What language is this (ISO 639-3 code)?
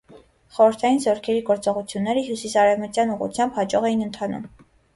hye